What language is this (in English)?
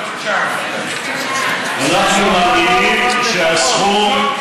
Hebrew